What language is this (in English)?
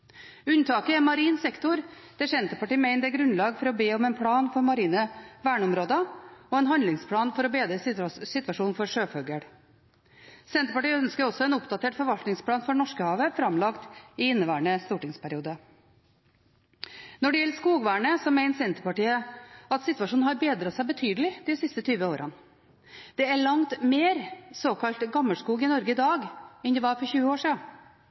Norwegian Bokmål